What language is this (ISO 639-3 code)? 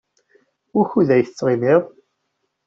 kab